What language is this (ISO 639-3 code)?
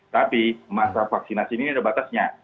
ind